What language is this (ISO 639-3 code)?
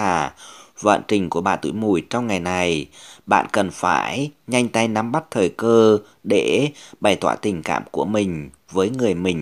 vie